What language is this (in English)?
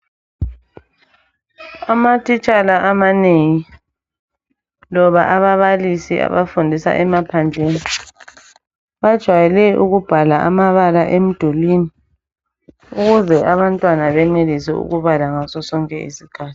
North Ndebele